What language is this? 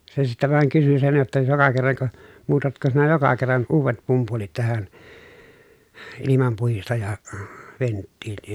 Finnish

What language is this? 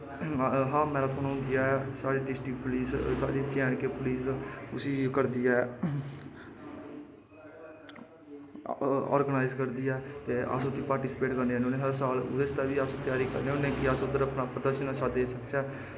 Dogri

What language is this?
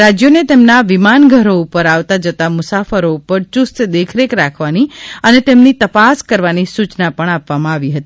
Gujarati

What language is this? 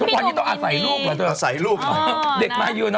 Thai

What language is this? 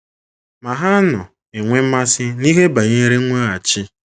Igbo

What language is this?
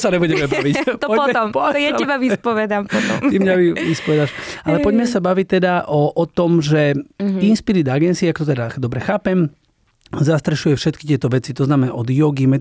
Slovak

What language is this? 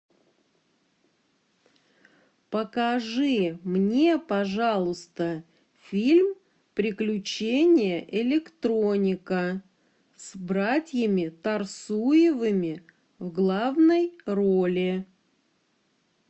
Russian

